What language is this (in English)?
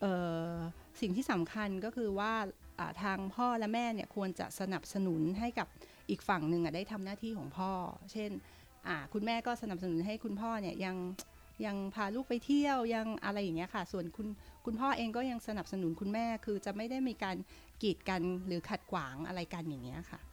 Thai